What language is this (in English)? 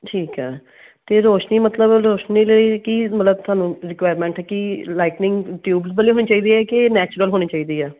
Punjabi